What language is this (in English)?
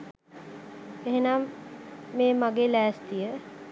Sinhala